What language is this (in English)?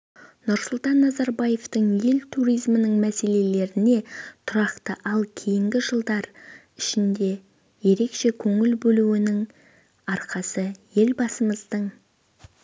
Kazakh